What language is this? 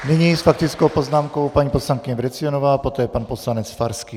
Czech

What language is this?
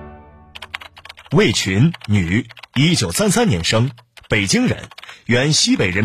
Chinese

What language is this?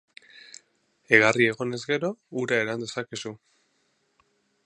Basque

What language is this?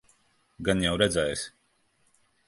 Latvian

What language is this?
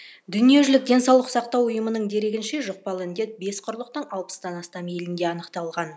Kazakh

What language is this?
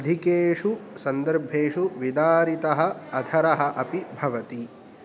Sanskrit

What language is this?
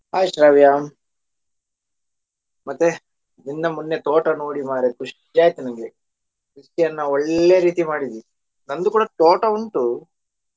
Kannada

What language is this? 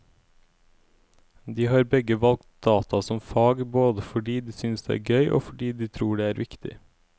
Norwegian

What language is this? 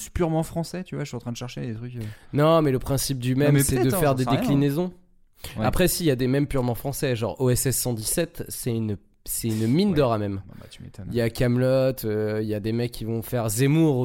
French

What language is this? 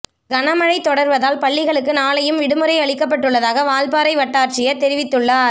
Tamil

